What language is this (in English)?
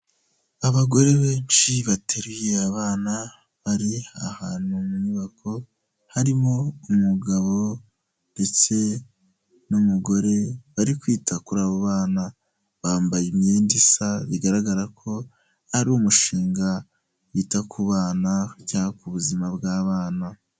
Kinyarwanda